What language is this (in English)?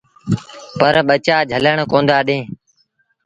Sindhi Bhil